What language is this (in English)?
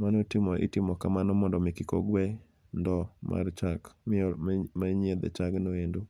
Luo (Kenya and Tanzania)